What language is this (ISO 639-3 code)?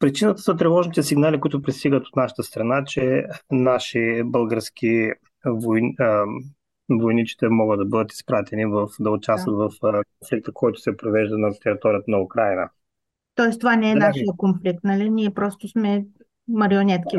bul